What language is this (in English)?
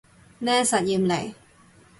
Cantonese